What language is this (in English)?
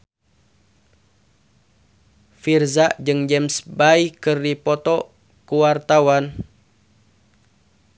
Sundanese